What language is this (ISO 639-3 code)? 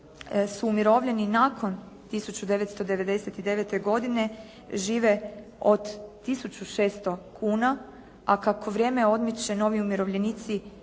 hrv